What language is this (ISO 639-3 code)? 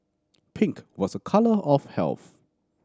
eng